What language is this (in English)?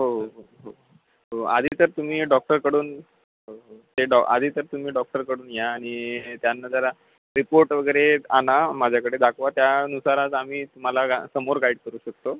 Marathi